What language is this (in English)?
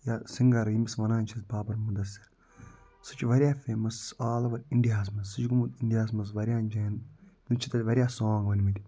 Kashmiri